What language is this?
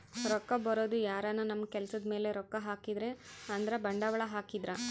Kannada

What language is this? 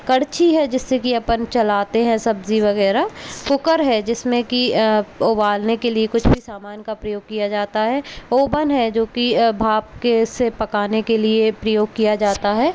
Hindi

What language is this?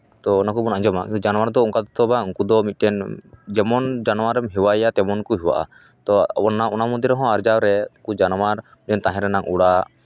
Santali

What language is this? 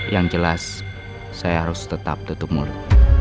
Indonesian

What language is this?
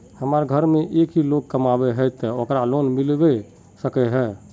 Magahi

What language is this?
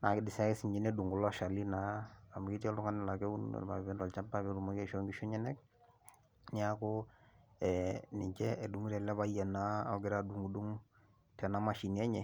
Masai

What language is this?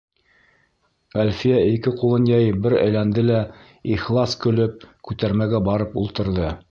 Bashkir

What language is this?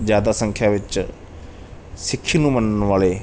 Punjabi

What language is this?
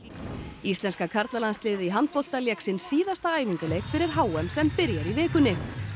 Icelandic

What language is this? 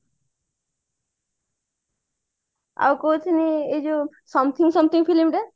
Odia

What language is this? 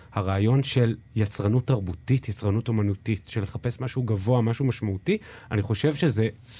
Hebrew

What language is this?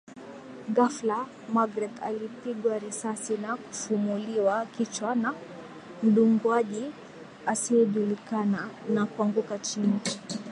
Swahili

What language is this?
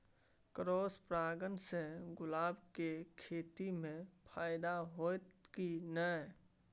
Maithili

